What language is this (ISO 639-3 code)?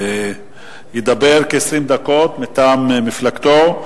heb